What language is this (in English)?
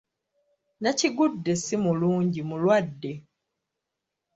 Ganda